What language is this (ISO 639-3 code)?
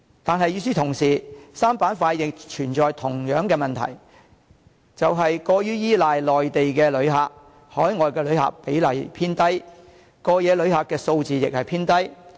yue